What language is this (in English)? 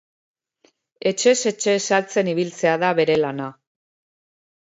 Basque